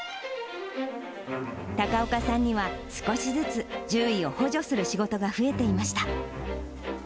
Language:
Japanese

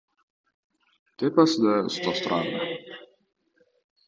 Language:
Uzbek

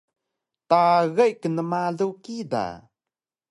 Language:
Taroko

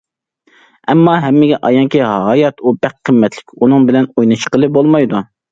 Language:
Uyghur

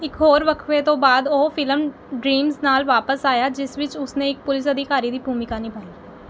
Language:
Punjabi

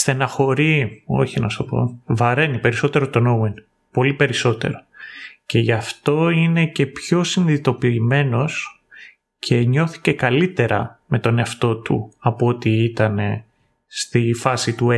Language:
Greek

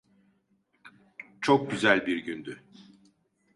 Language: Turkish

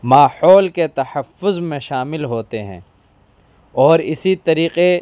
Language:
Urdu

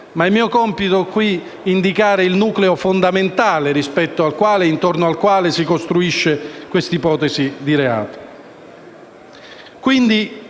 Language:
Italian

